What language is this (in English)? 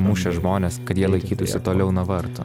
Lithuanian